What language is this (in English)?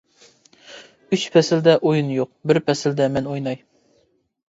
Uyghur